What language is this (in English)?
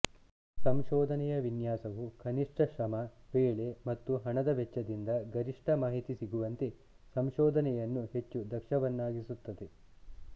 Kannada